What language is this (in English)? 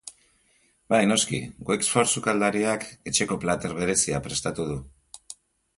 Basque